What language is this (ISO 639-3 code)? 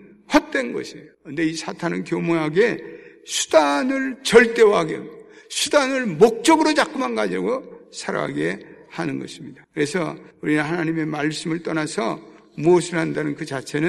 kor